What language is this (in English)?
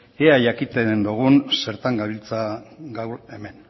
Basque